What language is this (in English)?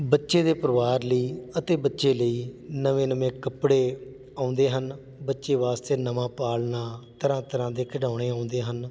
Punjabi